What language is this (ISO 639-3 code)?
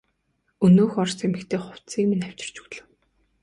mon